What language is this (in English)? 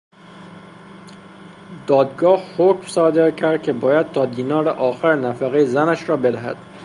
Persian